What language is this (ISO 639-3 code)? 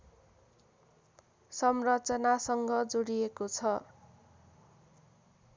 nep